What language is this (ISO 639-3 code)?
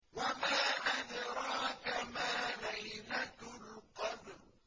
ara